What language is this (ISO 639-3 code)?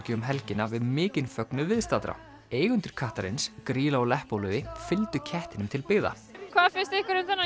isl